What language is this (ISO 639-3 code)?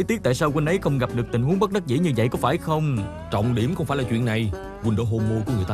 vie